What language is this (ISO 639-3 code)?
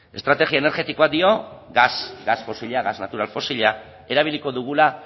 eus